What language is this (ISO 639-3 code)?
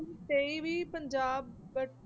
pan